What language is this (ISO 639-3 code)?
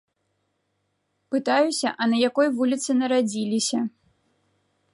bel